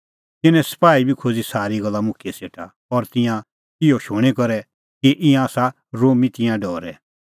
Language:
Kullu Pahari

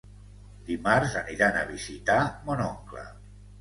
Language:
Catalan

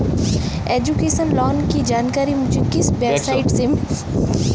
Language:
Hindi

